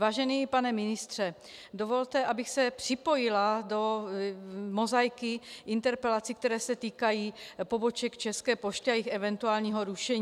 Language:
Czech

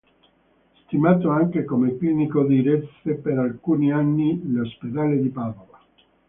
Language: Italian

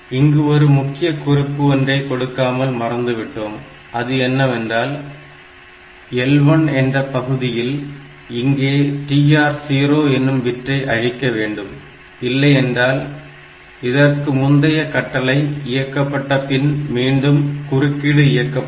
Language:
Tamil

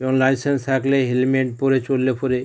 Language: Bangla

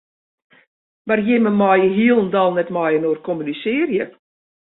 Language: Western Frisian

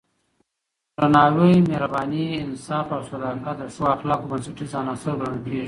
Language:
Pashto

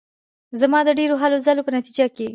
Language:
Pashto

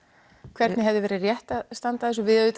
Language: Icelandic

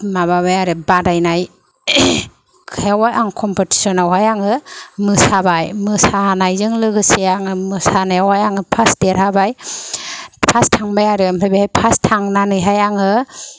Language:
Bodo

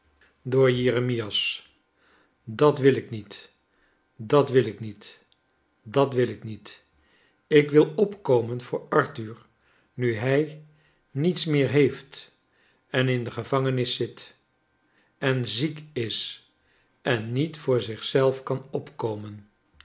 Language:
Dutch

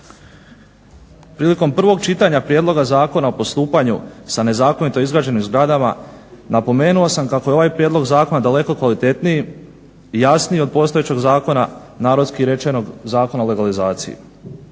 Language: Croatian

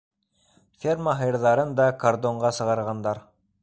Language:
Bashkir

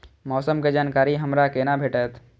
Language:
Maithili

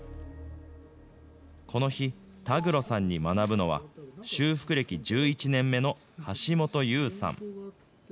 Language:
Japanese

